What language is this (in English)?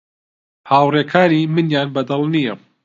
Central Kurdish